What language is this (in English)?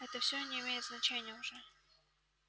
Russian